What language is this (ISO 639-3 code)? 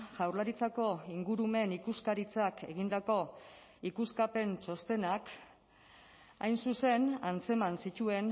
eus